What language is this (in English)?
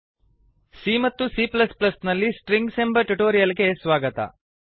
Kannada